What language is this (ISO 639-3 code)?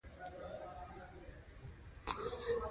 pus